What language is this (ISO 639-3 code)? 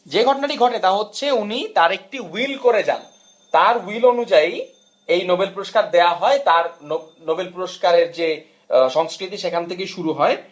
ben